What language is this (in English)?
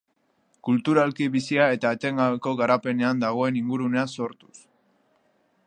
Basque